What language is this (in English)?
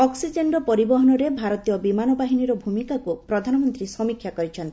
Odia